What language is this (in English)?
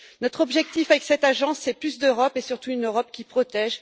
French